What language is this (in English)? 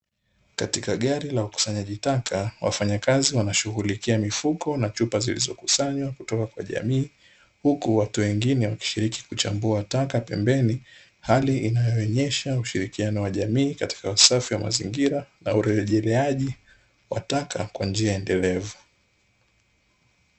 Swahili